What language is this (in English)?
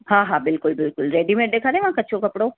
Sindhi